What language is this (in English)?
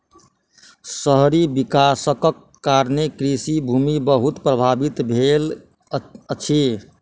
Maithili